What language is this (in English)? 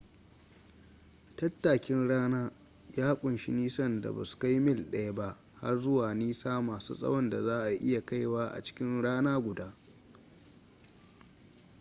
Hausa